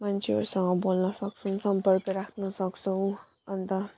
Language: Nepali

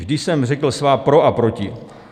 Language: Czech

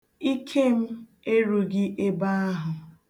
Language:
Igbo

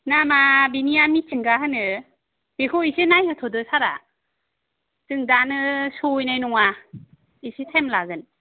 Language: Bodo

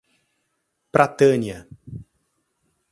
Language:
Portuguese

